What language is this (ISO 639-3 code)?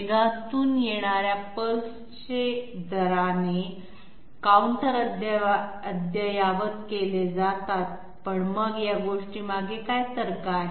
mar